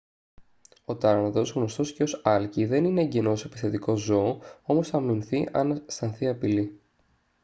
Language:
Greek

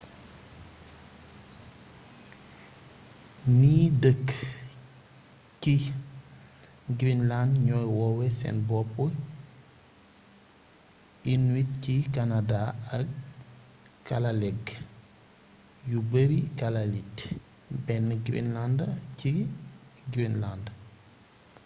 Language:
Wolof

